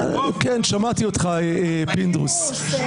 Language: Hebrew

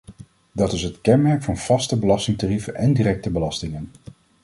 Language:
Dutch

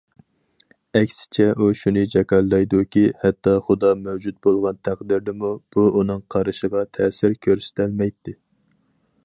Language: Uyghur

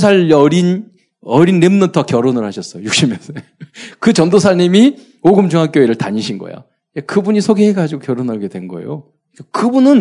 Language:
Korean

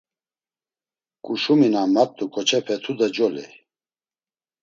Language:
Laz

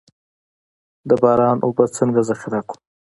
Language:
Pashto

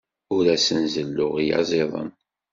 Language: Kabyle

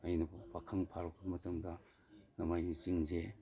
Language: Manipuri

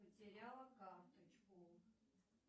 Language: Russian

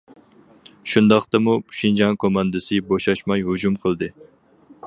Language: Uyghur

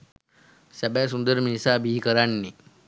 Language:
Sinhala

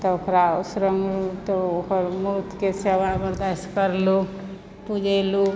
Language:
Maithili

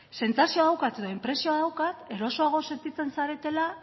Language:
Basque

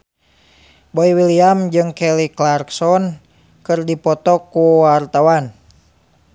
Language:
Sundanese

